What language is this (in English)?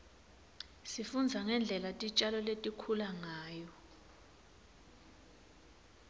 Swati